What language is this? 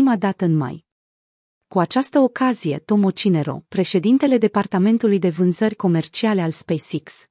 Romanian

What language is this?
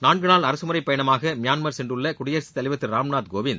Tamil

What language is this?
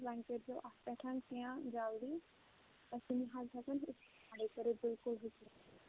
Kashmiri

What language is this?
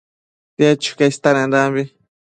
Matsés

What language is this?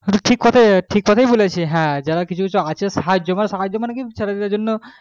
Bangla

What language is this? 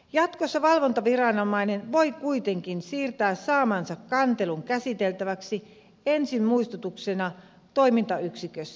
Finnish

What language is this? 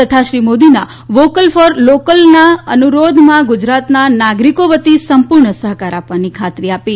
Gujarati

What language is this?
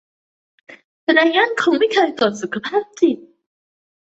Thai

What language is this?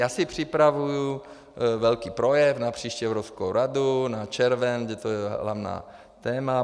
Czech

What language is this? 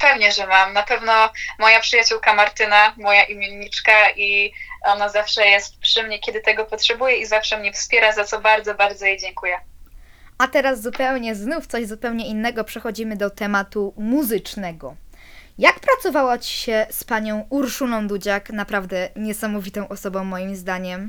Polish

